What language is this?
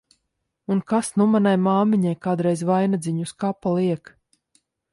Latvian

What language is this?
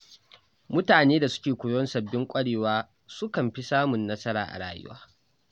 Hausa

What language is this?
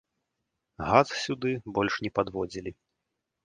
Belarusian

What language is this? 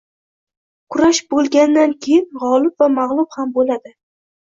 Uzbek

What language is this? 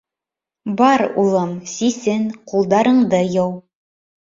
Bashkir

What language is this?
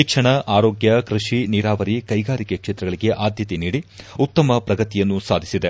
Kannada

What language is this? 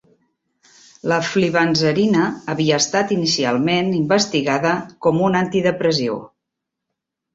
Catalan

